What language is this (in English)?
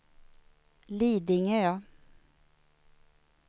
Swedish